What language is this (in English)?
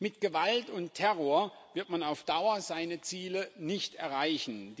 German